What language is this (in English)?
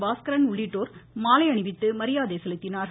Tamil